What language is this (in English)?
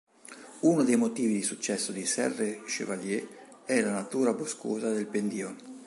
Italian